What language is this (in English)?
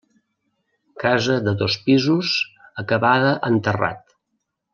Catalan